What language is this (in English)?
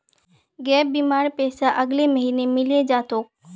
Magahi